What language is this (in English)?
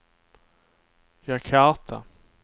Swedish